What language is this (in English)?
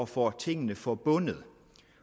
Danish